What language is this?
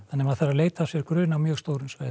Icelandic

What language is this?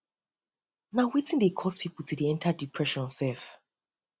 Nigerian Pidgin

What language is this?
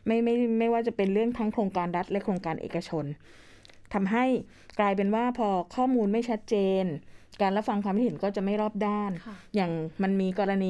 Thai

